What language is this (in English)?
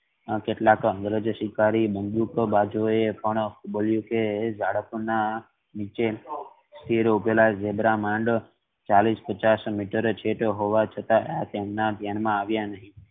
Gujarati